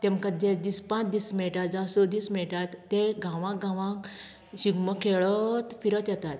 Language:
Konkani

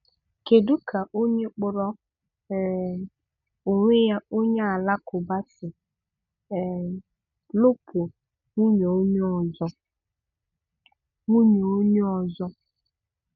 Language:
Igbo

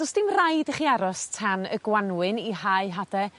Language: Welsh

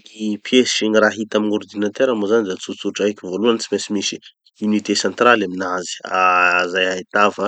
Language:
Tanosy Malagasy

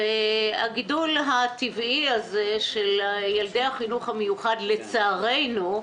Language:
Hebrew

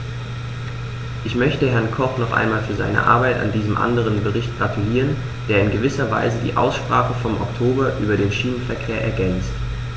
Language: German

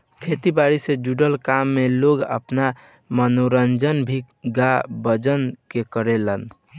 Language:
Bhojpuri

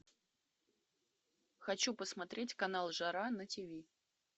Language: Russian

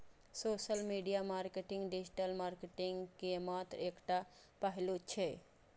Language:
Maithili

